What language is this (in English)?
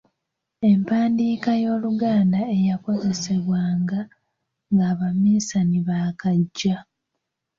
Ganda